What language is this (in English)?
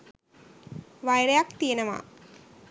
Sinhala